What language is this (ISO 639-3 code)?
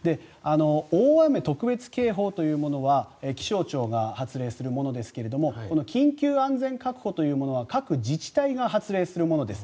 jpn